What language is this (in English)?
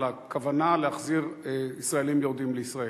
Hebrew